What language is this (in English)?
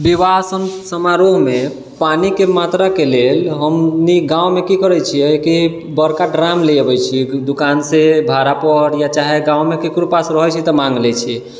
Maithili